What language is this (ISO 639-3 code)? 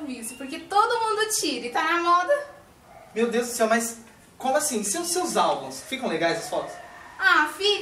por